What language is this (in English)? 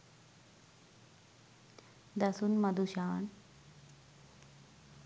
Sinhala